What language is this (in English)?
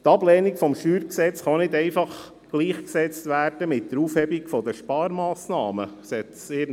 Swiss German